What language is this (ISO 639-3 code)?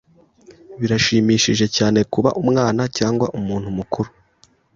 kin